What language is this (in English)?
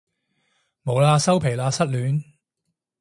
Cantonese